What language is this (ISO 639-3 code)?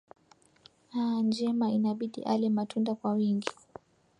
swa